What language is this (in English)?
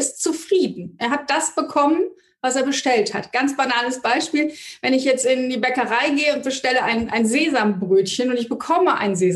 German